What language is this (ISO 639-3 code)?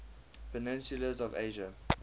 eng